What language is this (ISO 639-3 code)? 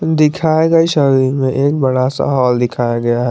hin